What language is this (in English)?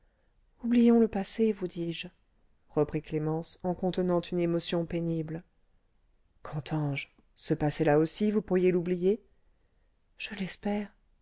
French